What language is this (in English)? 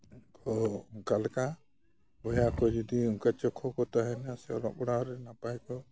Santali